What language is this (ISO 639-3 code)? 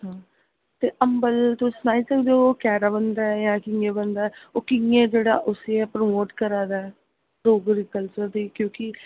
doi